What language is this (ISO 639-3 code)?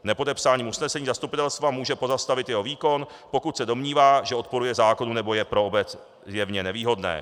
ces